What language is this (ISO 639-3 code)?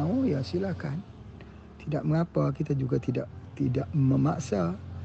msa